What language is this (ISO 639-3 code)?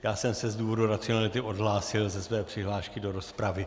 ces